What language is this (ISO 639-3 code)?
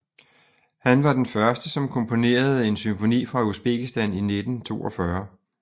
dan